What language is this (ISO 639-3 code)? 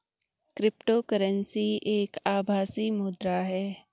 hin